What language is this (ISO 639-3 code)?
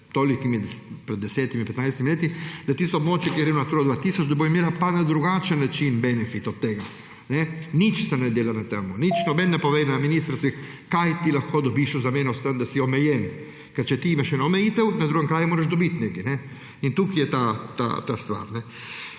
slv